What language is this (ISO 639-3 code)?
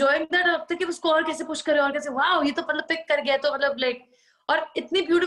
pan